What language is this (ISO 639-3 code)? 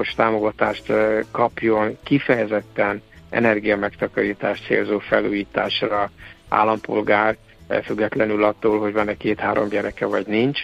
hun